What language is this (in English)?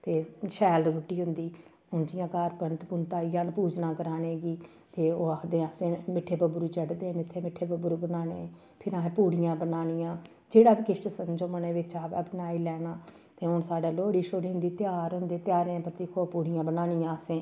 Dogri